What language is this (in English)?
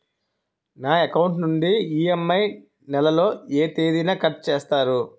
Telugu